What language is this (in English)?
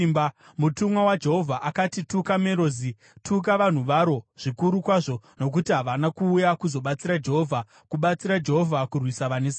Shona